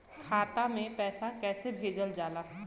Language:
Bhojpuri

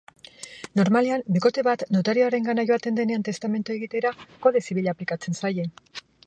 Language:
Basque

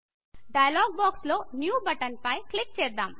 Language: Telugu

